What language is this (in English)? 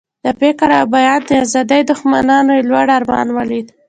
Pashto